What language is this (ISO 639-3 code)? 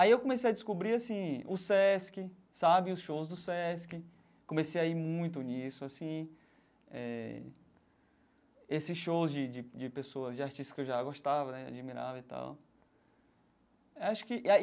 por